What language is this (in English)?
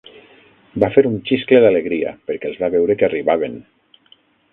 Catalan